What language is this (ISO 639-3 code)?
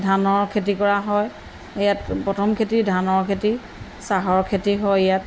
asm